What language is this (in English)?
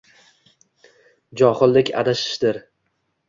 Uzbek